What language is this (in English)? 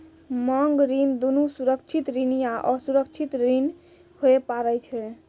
Maithili